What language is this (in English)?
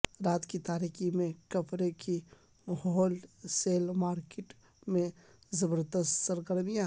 Urdu